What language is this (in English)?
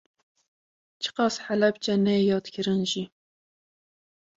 Kurdish